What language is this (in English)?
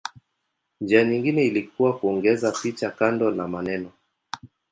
Swahili